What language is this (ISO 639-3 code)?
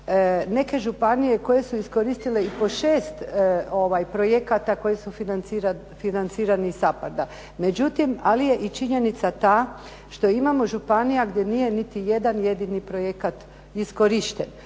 hrv